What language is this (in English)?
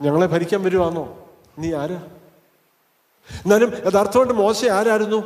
Malayalam